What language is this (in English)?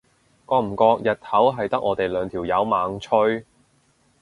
Cantonese